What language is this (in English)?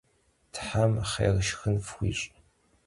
Kabardian